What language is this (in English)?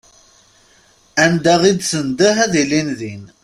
Kabyle